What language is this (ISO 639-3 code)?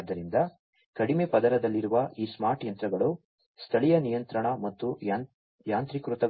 kan